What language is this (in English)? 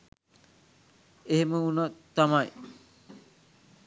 Sinhala